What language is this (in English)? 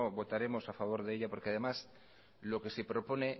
Spanish